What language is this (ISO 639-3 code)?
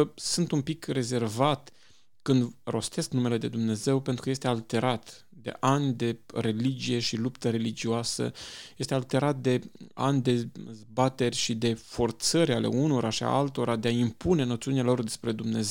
ron